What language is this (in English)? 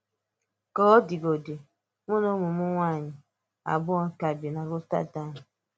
Igbo